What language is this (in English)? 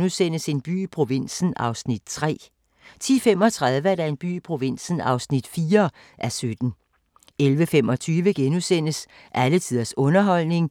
Danish